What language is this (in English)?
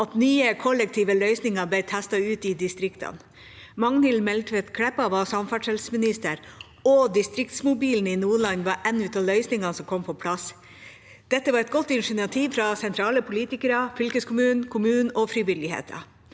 Norwegian